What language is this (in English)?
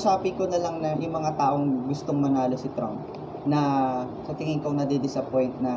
Filipino